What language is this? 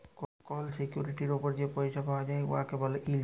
Bangla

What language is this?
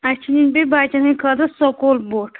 Kashmiri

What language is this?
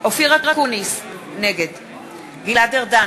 Hebrew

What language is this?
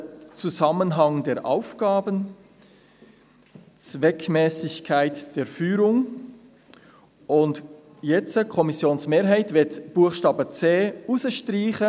Swiss German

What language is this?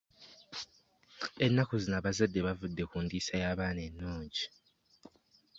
Ganda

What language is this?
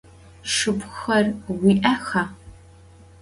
Adyghe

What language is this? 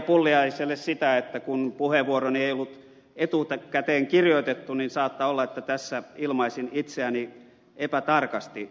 Finnish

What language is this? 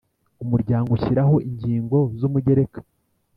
Kinyarwanda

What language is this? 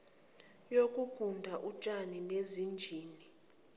Zulu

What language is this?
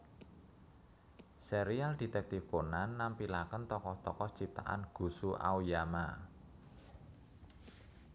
Javanese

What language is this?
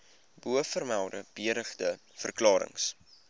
Afrikaans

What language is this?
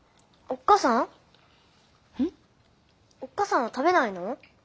Japanese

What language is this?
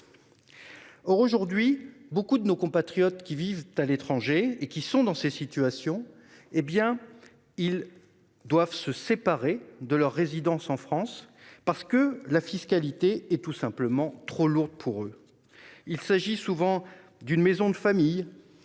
French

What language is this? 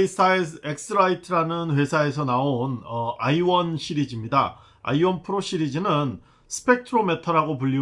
Korean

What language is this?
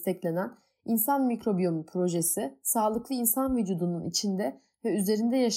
Turkish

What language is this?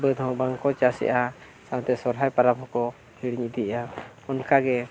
Santali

